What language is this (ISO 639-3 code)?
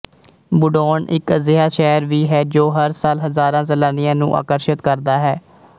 pan